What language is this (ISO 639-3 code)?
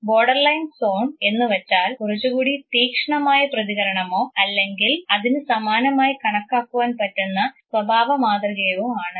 mal